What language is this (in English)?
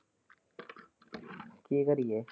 Punjabi